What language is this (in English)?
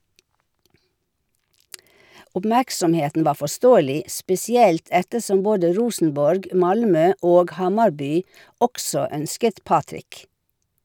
Norwegian